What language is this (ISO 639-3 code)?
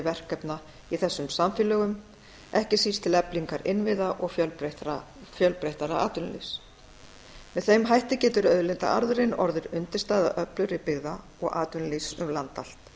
isl